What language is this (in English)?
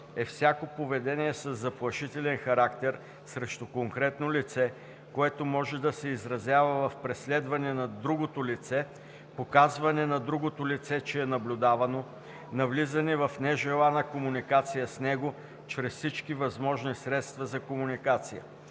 Bulgarian